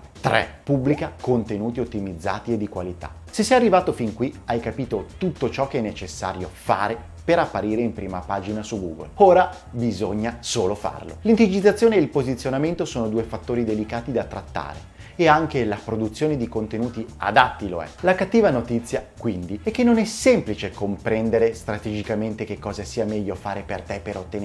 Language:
Italian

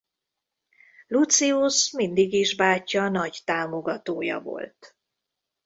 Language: Hungarian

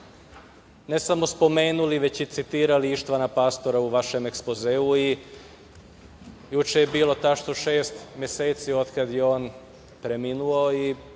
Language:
Serbian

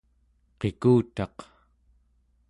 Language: Central Yupik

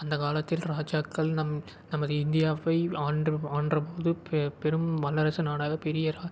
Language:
Tamil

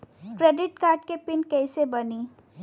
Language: Bhojpuri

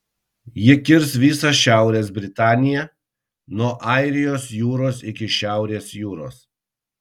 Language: Lithuanian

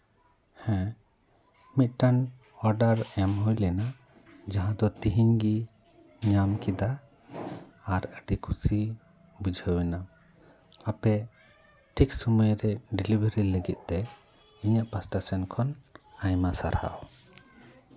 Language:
Santali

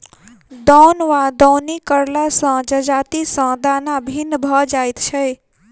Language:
Maithili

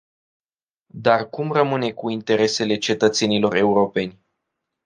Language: Romanian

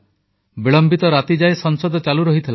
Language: Odia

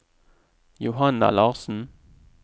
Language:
Norwegian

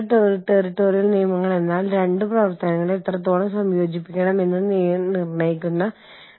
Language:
Malayalam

